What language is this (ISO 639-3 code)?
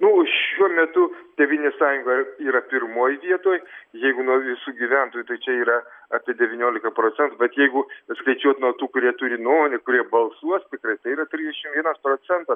lit